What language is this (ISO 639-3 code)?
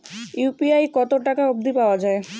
ben